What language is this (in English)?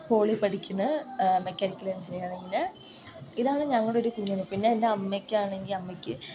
Malayalam